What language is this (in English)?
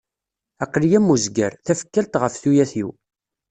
Kabyle